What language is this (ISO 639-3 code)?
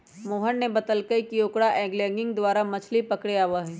mag